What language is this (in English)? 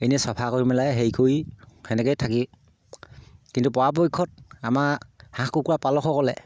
Assamese